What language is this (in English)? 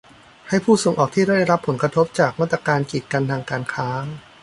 Thai